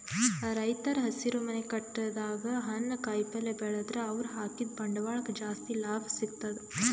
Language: Kannada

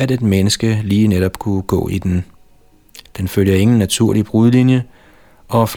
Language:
Danish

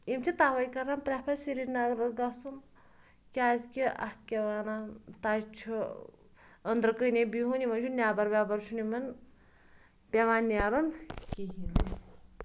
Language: Kashmiri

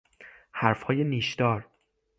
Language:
Persian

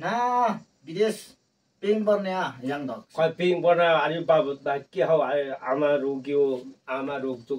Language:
Thai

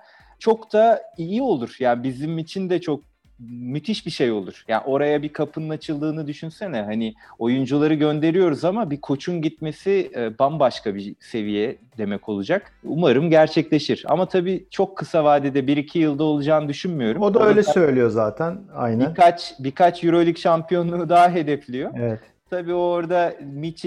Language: Turkish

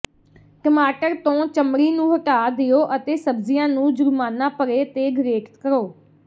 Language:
Punjabi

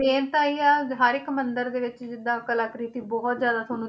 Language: Punjabi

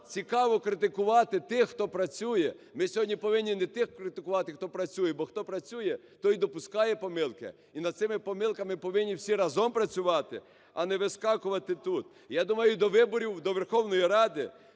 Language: Ukrainian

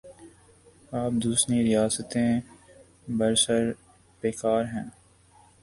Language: Urdu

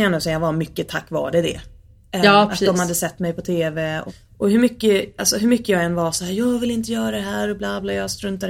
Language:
Swedish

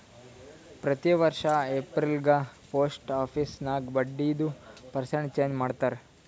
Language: Kannada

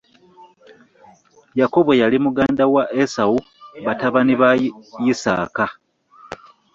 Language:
Ganda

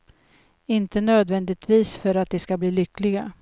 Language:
Swedish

